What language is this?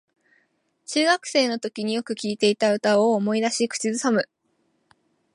Japanese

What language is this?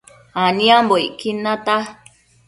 Matsés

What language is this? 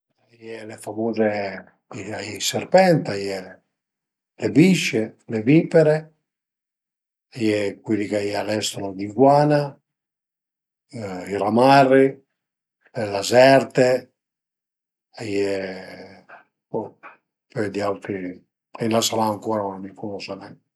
Piedmontese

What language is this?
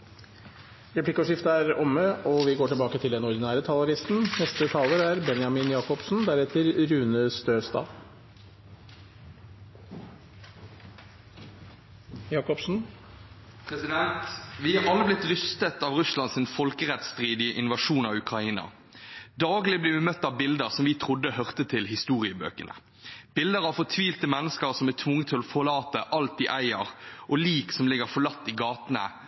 Norwegian Bokmål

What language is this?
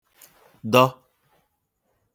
Igbo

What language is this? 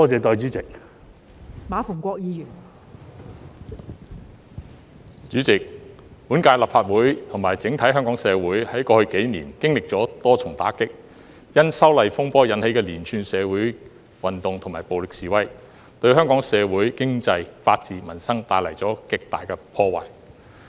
Cantonese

